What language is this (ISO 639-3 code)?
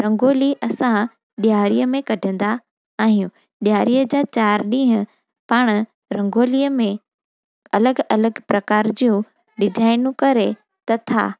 snd